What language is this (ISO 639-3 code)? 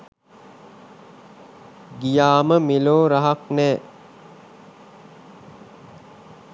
sin